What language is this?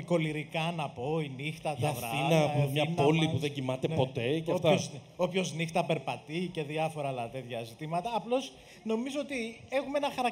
Greek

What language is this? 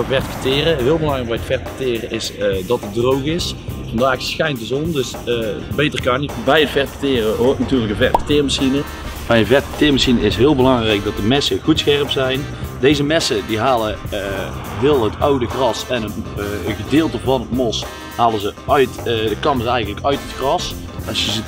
Dutch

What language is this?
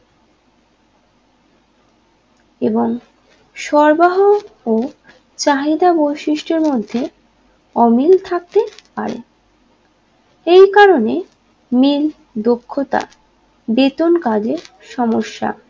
Bangla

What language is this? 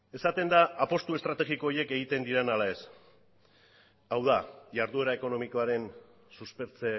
Basque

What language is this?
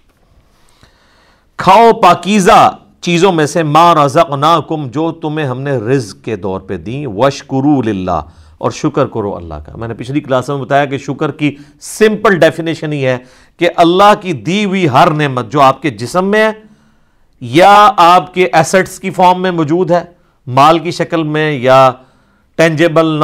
Urdu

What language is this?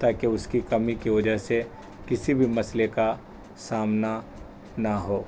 Urdu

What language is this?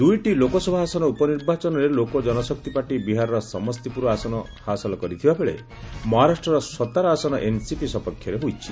Odia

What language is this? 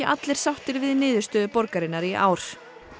Icelandic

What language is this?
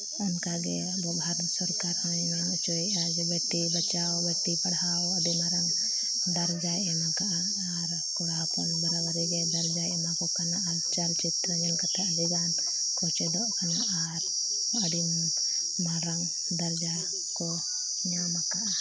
Santali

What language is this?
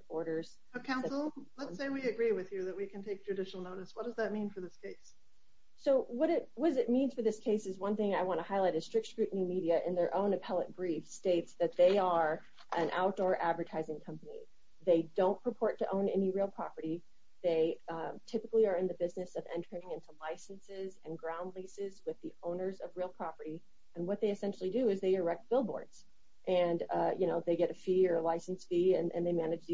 English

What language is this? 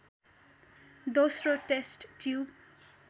Nepali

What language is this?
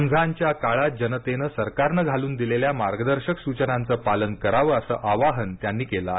Marathi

